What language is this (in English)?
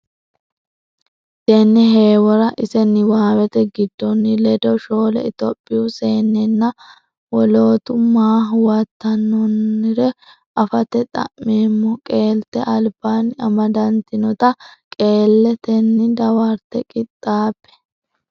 Sidamo